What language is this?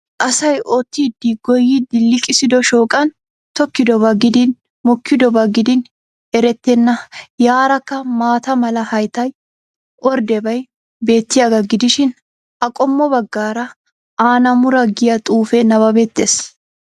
Wolaytta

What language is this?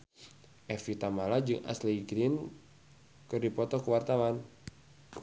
Sundanese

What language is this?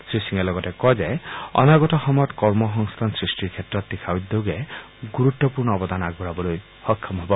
Assamese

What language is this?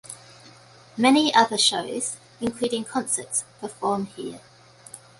English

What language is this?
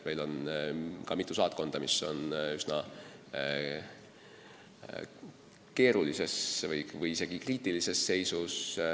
Estonian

